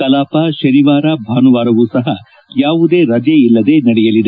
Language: Kannada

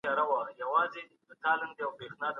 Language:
Pashto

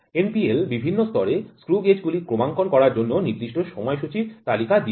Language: Bangla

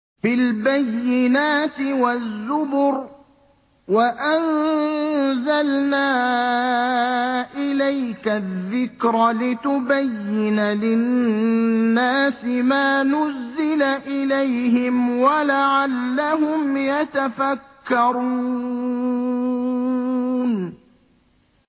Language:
Arabic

